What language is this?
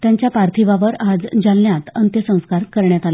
Marathi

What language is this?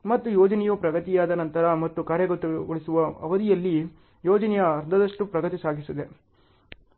Kannada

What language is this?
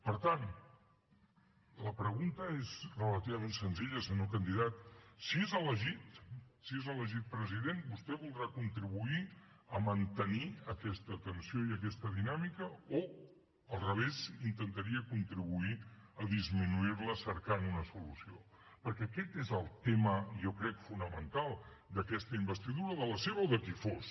Catalan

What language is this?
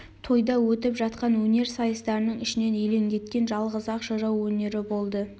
Kazakh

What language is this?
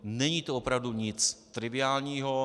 Czech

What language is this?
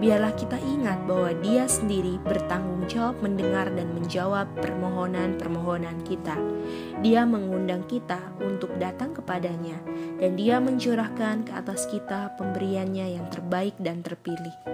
Indonesian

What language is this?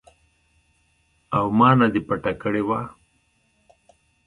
Pashto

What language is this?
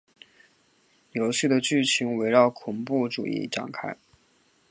Chinese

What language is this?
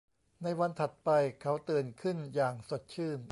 Thai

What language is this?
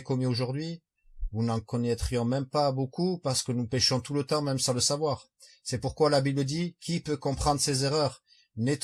French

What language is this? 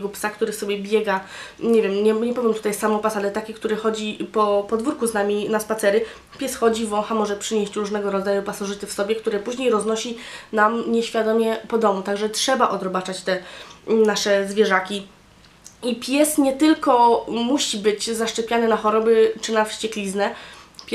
Polish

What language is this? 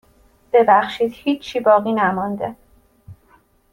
Persian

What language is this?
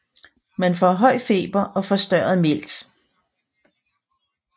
Danish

